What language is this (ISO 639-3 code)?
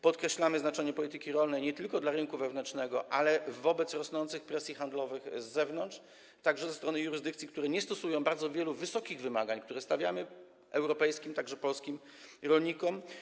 pol